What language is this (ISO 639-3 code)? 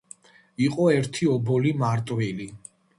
kat